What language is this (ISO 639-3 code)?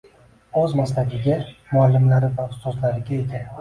uzb